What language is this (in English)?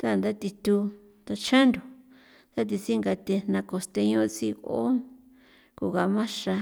San Felipe Otlaltepec Popoloca